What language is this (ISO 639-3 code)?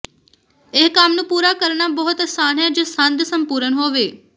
pan